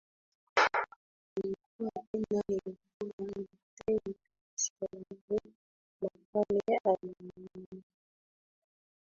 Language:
Swahili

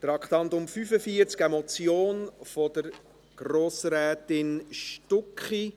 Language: Swiss German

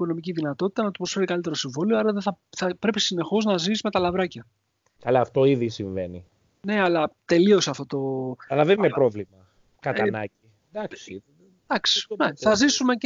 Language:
Greek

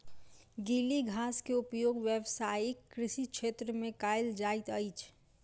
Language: Maithili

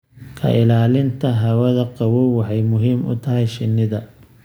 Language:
Somali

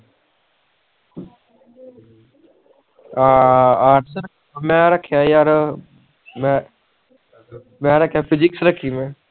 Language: Punjabi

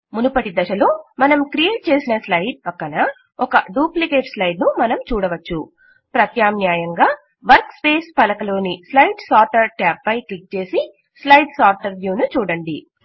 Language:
Telugu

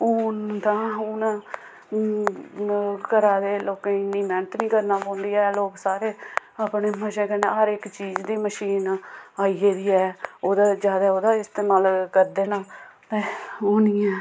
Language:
Dogri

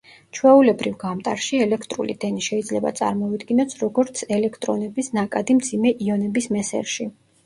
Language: Georgian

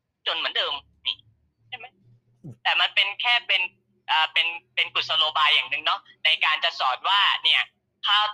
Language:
Thai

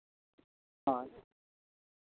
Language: Santali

